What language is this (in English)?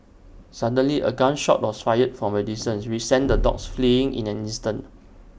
English